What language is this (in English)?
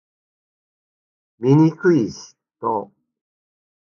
Japanese